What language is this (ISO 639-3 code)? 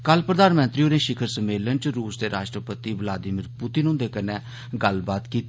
doi